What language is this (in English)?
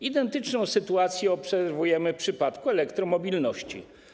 Polish